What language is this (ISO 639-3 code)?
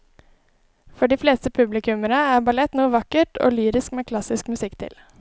nor